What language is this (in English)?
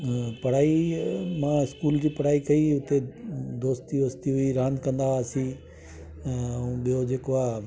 Sindhi